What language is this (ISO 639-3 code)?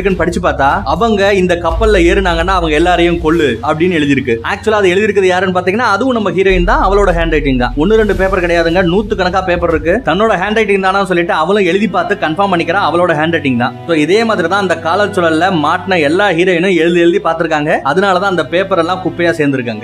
tam